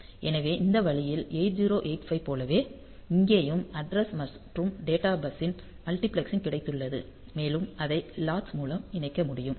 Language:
Tamil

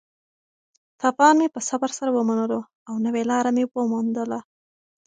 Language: Pashto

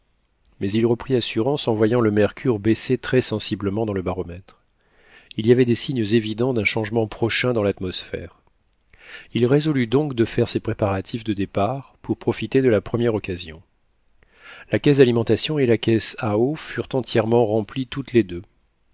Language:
French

